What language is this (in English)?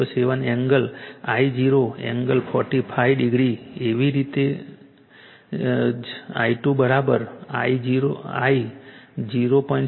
Gujarati